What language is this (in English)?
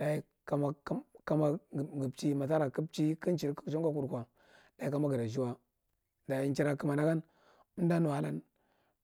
Marghi Central